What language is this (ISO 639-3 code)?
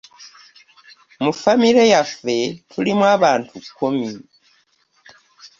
lug